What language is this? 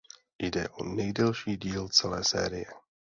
Czech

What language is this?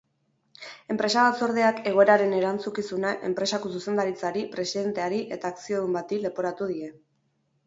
Basque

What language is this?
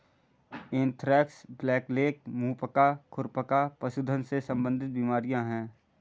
Hindi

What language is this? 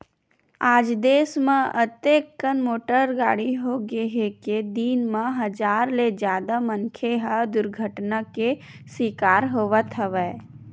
Chhattisgarhi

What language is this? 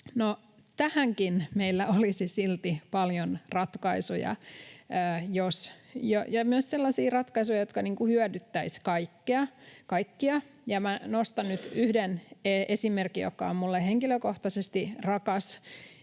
Finnish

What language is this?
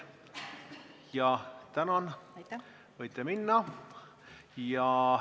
Estonian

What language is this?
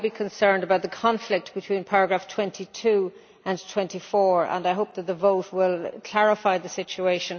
English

